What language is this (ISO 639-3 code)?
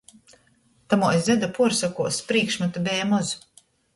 ltg